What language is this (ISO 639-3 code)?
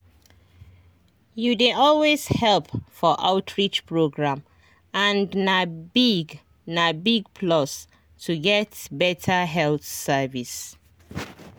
pcm